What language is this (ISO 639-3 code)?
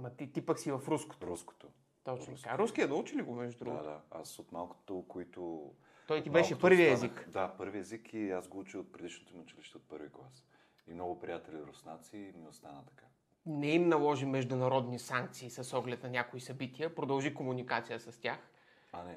bul